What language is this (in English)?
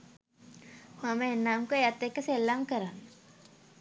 Sinhala